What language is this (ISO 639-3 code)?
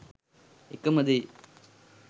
sin